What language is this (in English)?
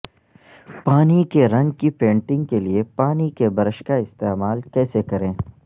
Urdu